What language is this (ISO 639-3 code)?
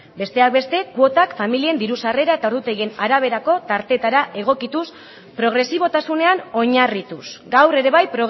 eus